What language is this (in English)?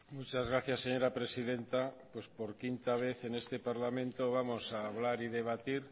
Spanish